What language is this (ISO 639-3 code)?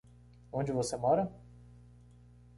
por